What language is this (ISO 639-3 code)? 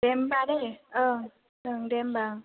brx